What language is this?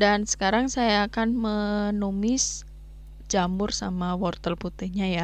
Indonesian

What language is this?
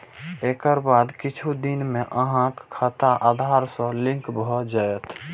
Maithili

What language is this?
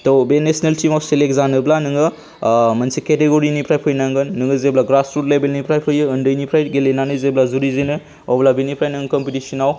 Bodo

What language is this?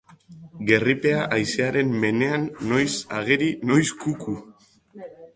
Basque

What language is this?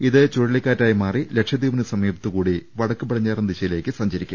Malayalam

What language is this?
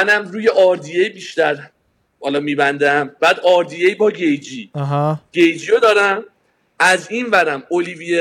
Persian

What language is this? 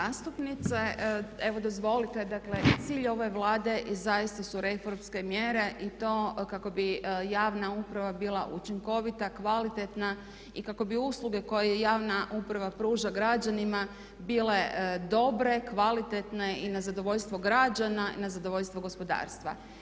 Croatian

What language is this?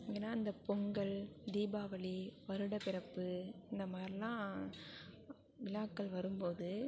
Tamil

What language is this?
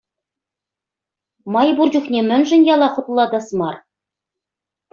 Chuvash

